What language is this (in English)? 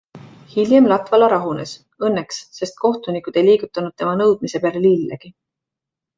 Estonian